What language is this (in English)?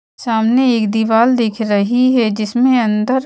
Hindi